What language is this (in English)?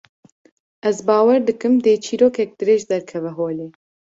Kurdish